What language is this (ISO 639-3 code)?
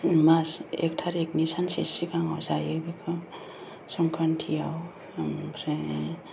brx